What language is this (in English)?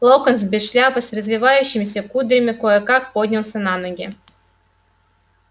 Russian